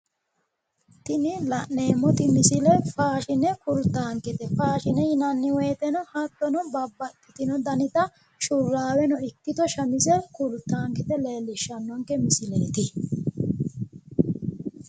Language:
Sidamo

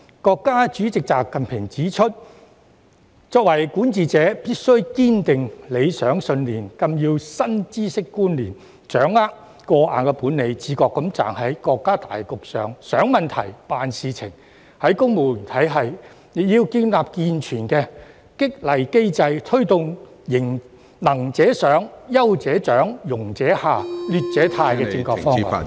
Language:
Cantonese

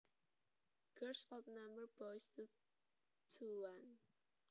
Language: Javanese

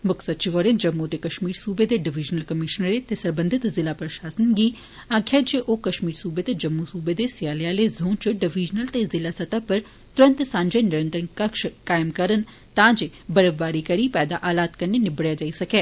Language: Dogri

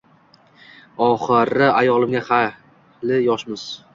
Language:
Uzbek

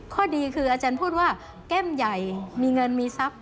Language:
Thai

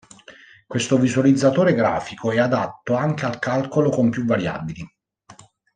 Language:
Italian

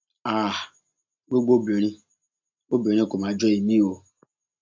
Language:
Yoruba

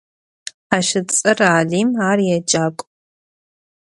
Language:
Adyghe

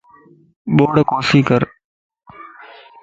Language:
Lasi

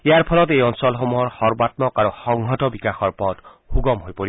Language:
Assamese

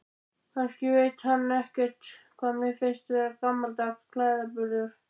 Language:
Icelandic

